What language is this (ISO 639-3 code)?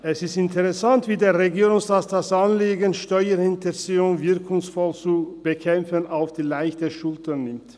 gsw